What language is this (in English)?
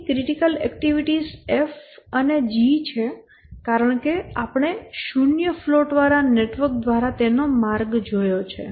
Gujarati